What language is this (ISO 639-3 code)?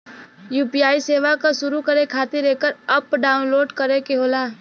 bho